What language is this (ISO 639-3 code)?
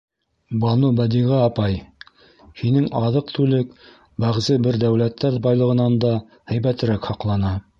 bak